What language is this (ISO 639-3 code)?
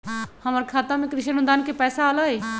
mag